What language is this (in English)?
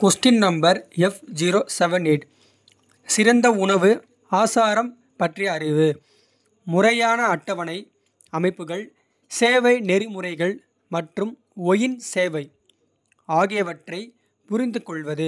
Kota (India)